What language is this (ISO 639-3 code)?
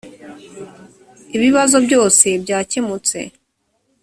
kin